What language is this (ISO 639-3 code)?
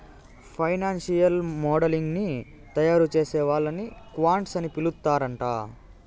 tel